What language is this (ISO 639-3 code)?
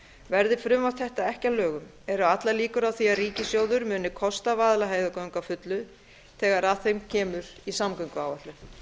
isl